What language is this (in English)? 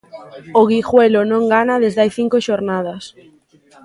Galician